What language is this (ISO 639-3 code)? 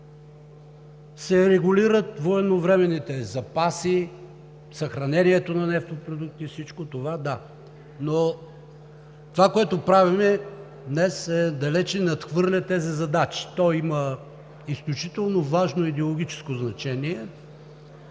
bul